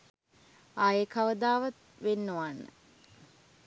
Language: Sinhala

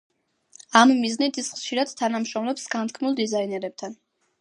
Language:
Georgian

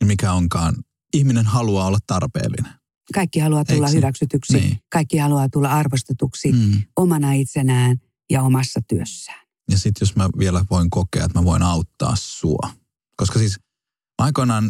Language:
Finnish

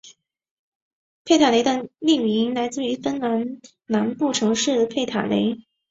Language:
Chinese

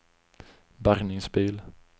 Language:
Swedish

